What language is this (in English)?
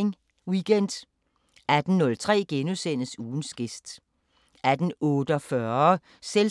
Danish